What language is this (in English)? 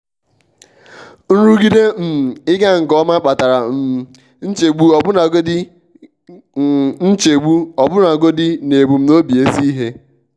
Igbo